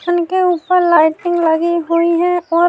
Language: Urdu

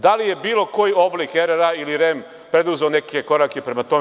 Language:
Serbian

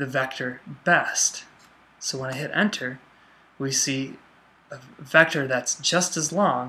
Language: English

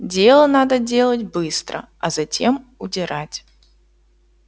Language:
Russian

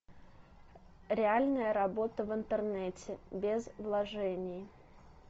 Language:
Russian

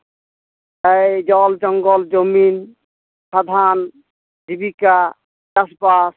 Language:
Santali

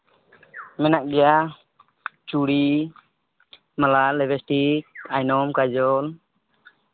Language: Santali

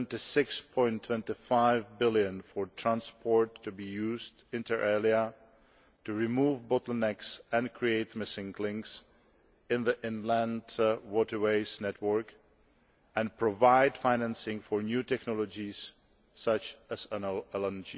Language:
English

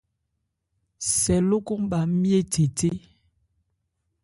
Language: Ebrié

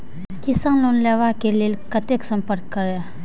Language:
Maithili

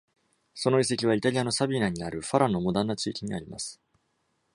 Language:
Japanese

